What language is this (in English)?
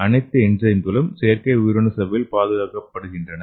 Tamil